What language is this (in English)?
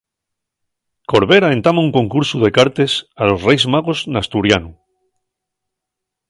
Asturian